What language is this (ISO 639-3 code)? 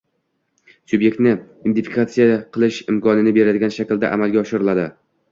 uzb